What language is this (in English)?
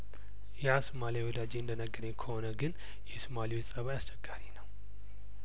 Amharic